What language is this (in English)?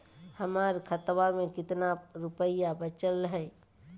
Magahi